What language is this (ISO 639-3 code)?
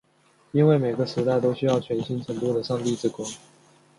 zho